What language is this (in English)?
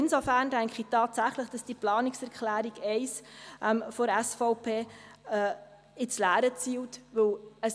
Swiss German